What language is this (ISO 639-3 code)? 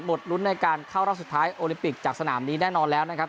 tha